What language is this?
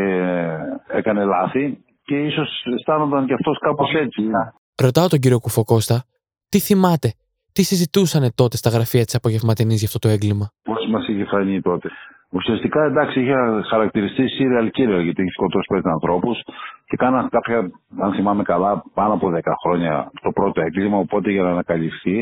Greek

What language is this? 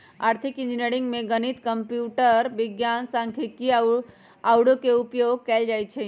Magahi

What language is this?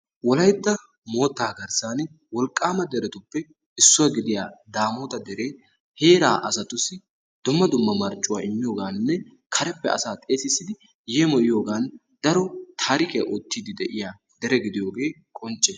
Wolaytta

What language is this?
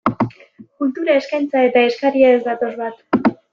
Basque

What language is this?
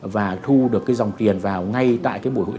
Vietnamese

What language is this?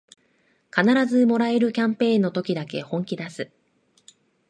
Japanese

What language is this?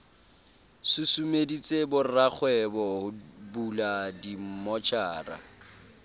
Southern Sotho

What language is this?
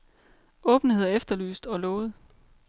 Danish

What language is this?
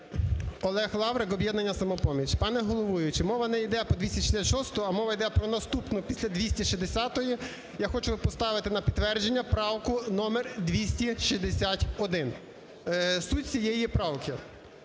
Ukrainian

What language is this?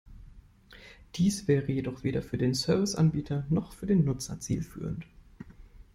German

